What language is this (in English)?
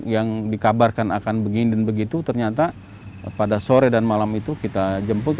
Indonesian